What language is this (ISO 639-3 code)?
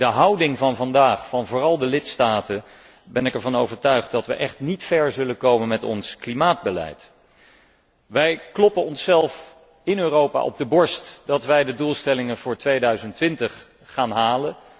nld